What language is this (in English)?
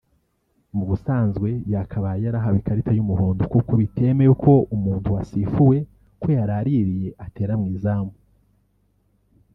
Kinyarwanda